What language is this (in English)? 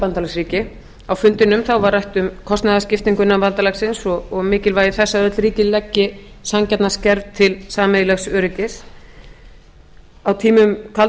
Icelandic